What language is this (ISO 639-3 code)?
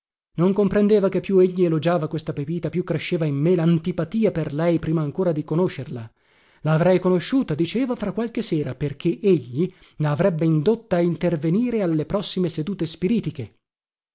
ita